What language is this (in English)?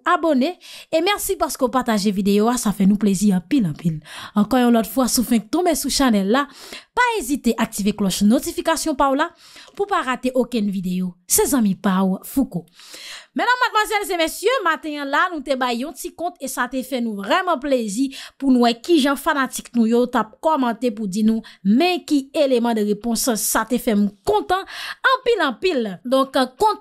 French